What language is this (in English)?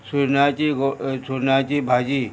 Konkani